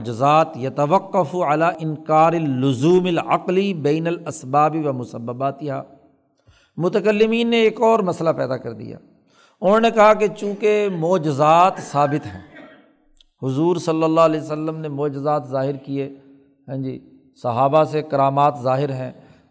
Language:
Urdu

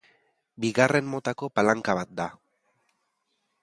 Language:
Basque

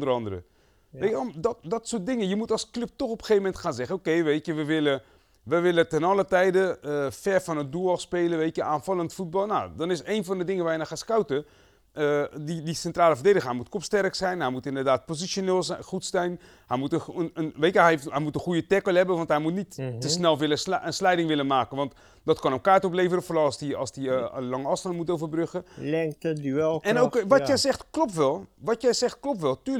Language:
Dutch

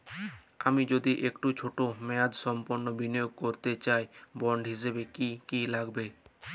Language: Bangla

